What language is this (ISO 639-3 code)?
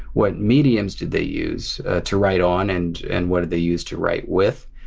eng